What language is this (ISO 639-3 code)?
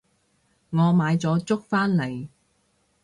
yue